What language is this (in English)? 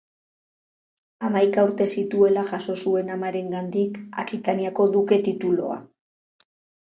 Basque